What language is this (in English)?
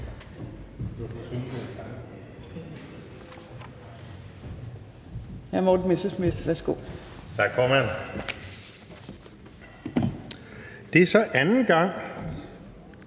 Danish